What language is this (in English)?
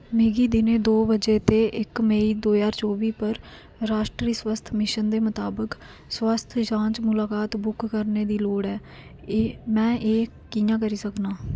Dogri